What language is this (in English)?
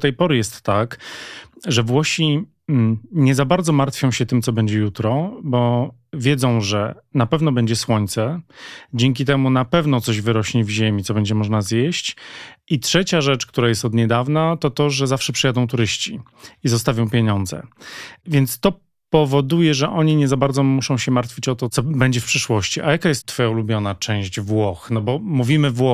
Polish